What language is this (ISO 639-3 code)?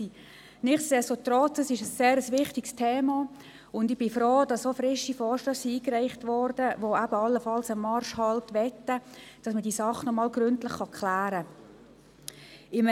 gsw